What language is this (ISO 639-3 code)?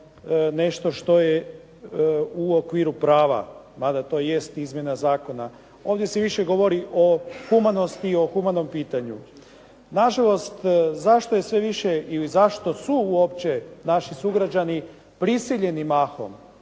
hrv